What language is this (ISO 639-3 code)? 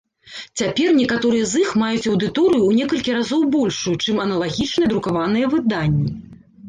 bel